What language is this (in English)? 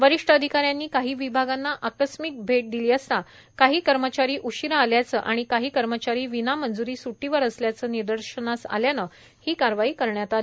Marathi